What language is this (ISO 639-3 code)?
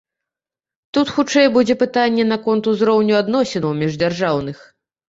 bel